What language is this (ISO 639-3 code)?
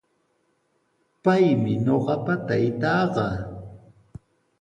qws